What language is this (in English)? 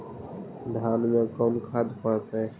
Magahi